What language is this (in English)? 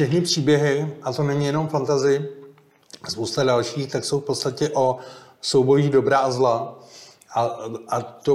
Czech